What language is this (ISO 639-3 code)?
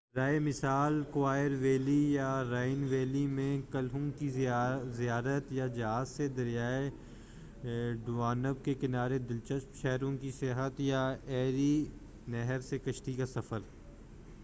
urd